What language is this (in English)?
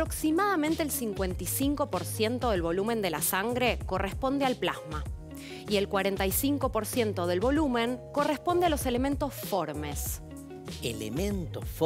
Spanish